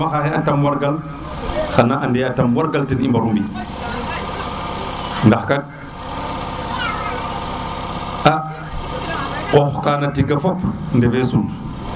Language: Serer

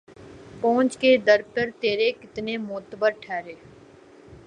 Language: Urdu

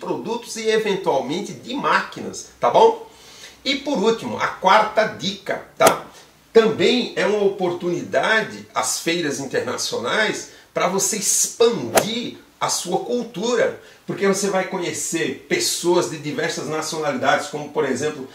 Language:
Portuguese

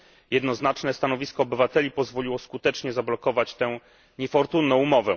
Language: Polish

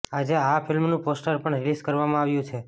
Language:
Gujarati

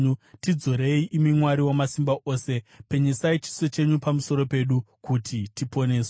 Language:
Shona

